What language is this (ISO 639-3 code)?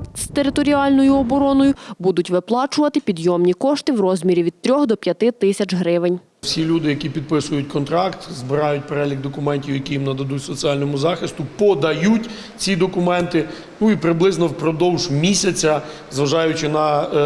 ukr